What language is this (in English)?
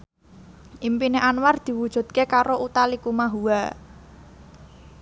Javanese